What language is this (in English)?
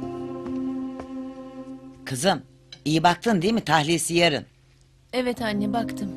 Turkish